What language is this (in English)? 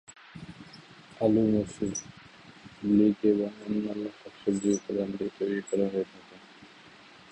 Bangla